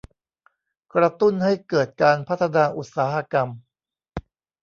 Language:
Thai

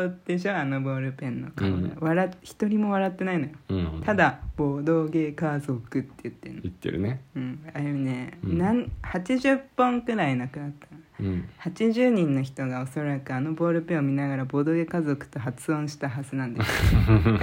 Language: Japanese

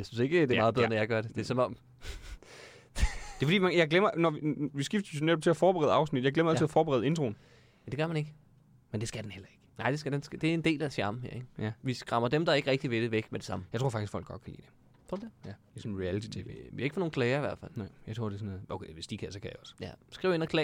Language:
Danish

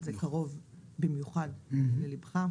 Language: Hebrew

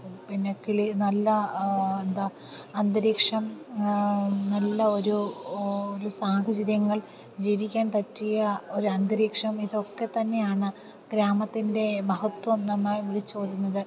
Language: Malayalam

